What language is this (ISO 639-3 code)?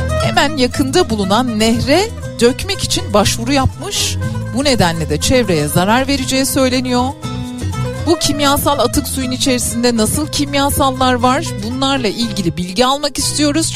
tur